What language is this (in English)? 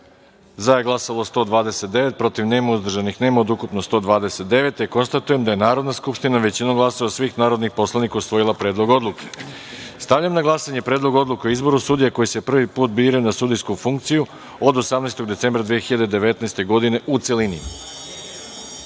Serbian